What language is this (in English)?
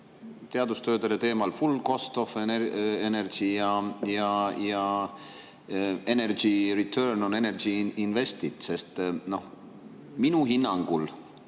Estonian